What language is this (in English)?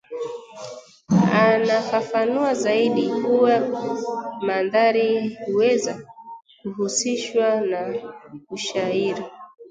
Swahili